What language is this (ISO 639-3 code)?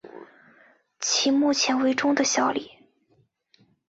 zho